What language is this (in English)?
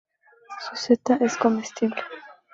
Spanish